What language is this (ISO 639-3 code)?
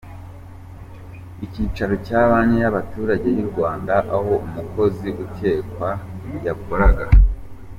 kin